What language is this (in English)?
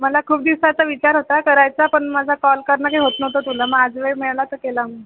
Marathi